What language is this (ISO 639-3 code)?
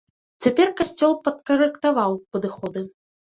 bel